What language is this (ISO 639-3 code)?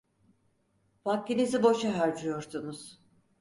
tur